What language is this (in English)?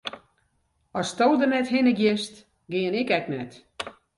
Western Frisian